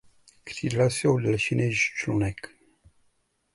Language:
Czech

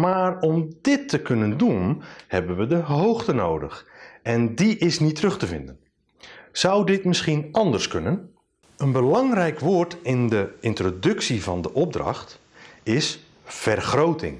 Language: Dutch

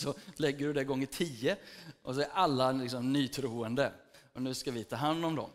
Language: Swedish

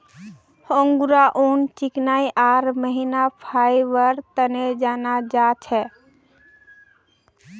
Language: Magahi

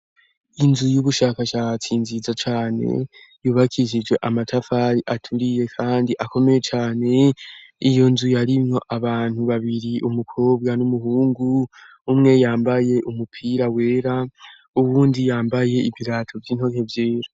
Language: Rundi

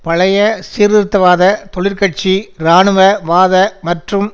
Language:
Tamil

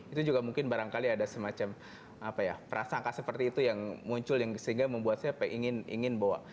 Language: Indonesian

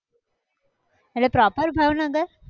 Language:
Gujarati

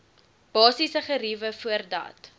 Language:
Afrikaans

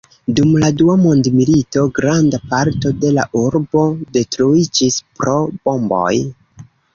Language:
Esperanto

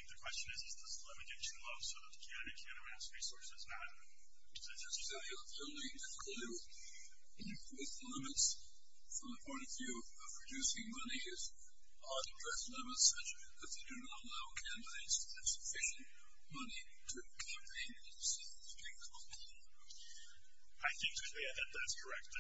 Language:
English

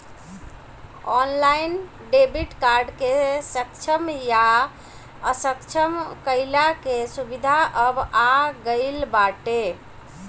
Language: Bhojpuri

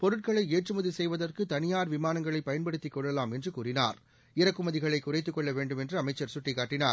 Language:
Tamil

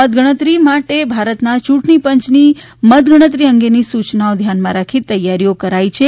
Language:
Gujarati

